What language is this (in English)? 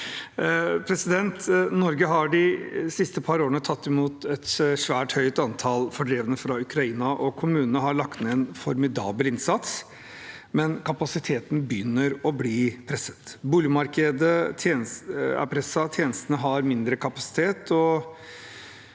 Norwegian